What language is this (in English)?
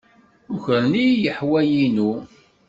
Kabyle